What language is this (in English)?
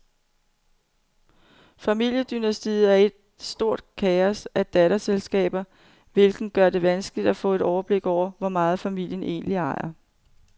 Danish